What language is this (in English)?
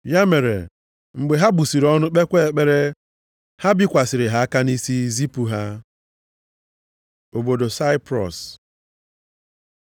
Igbo